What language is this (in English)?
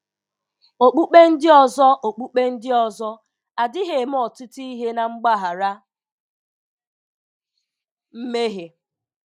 Igbo